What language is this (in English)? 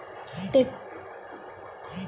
Bhojpuri